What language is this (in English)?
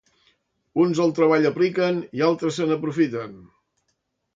Catalan